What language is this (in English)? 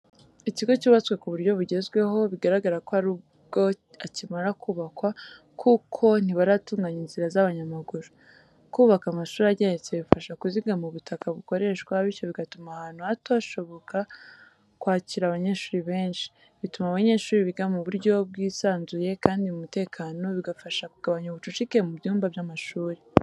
Kinyarwanda